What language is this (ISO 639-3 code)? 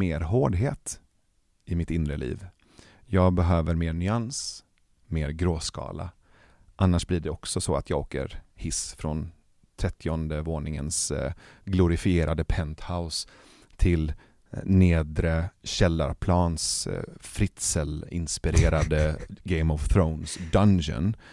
swe